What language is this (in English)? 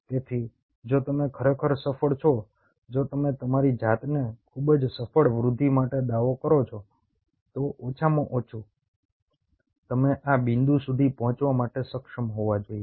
Gujarati